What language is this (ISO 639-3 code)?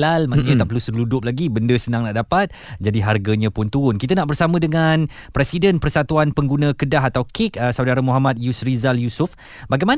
msa